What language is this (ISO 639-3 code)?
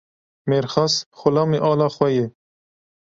kur